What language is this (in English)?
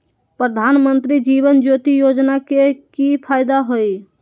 Magahi